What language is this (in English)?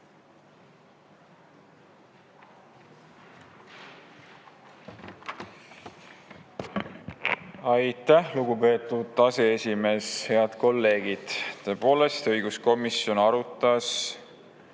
Estonian